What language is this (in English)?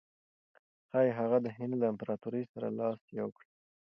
Pashto